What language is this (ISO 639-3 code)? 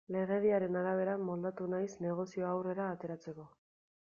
eus